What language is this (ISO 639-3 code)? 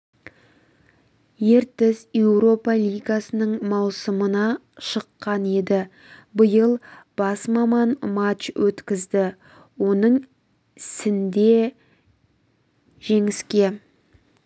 kaz